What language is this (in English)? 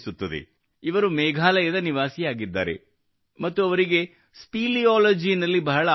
Kannada